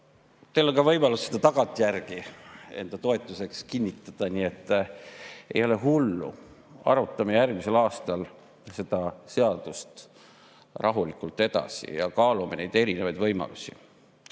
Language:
Estonian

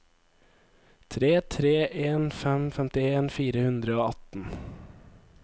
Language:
Norwegian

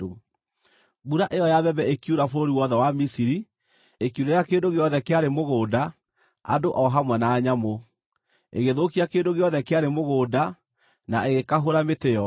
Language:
Kikuyu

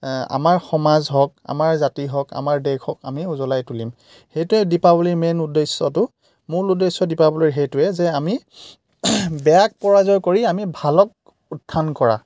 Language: Assamese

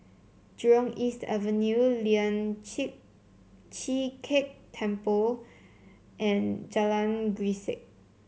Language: English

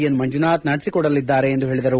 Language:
Kannada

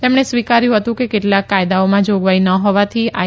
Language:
Gujarati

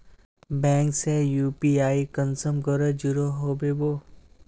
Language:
Magahi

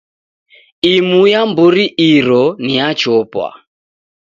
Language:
Taita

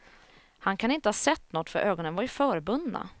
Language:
Swedish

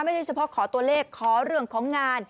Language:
Thai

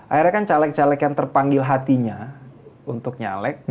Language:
Indonesian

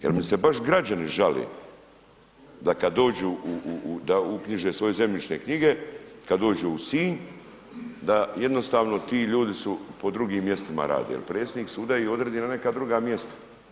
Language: Croatian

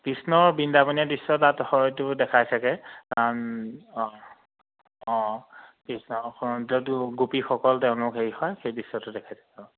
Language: Assamese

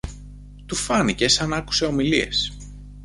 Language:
Greek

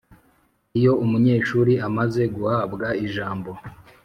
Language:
Kinyarwanda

